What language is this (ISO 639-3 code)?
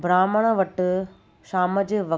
snd